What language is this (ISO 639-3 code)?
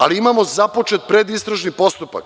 srp